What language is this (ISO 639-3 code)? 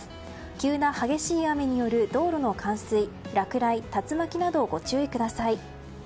jpn